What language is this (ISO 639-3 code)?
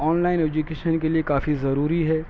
urd